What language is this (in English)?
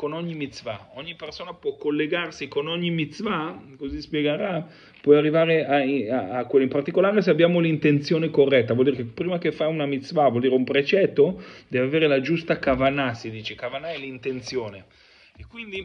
Italian